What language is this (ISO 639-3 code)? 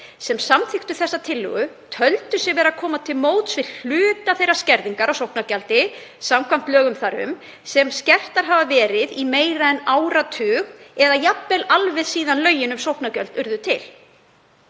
isl